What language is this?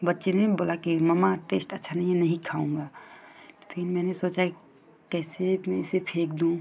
Hindi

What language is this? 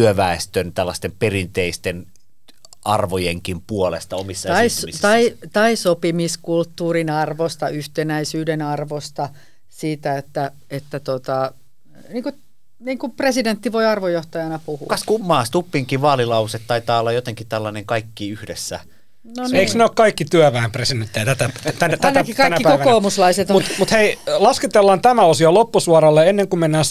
Finnish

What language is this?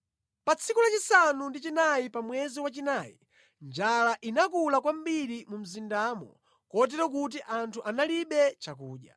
Nyanja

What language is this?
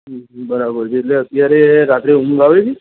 Gujarati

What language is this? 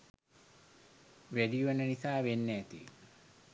Sinhala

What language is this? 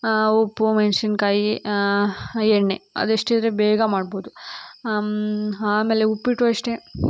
Kannada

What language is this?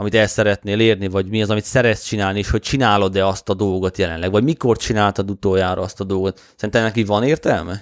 Hungarian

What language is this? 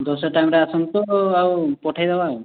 Odia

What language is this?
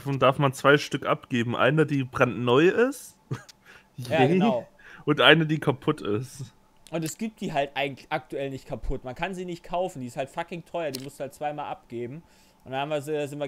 German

